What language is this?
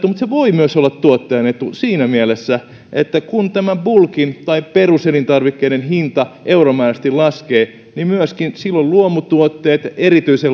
Finnish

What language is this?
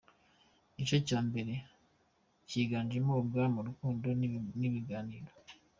Kinyarwanda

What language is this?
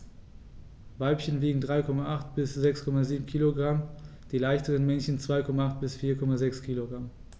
German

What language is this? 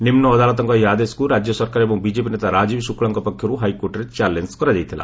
Odia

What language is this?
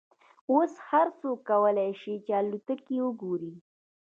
Pashto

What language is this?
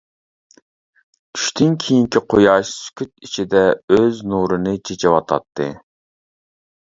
Uyghur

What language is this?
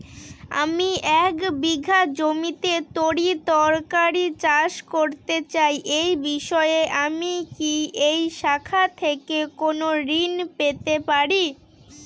Bangla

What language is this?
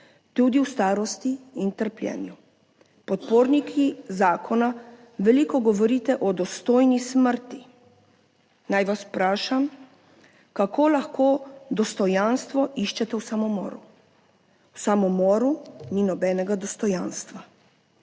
Slovenian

